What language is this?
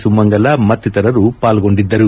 Kannada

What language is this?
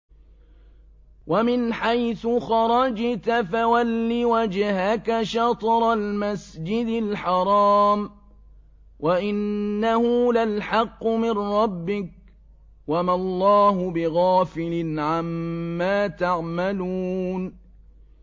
Arabic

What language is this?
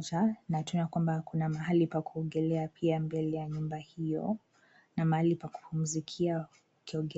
Swahili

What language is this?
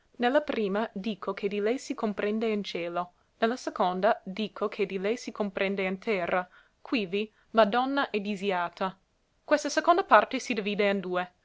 Italian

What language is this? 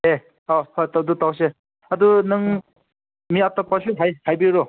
Manipuri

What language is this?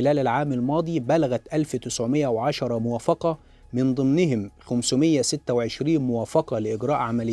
Arabic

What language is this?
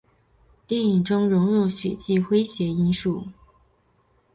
Chinese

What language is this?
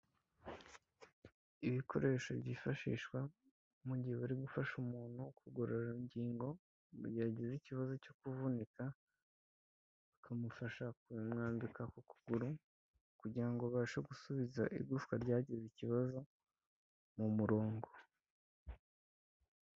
Kinyarwanda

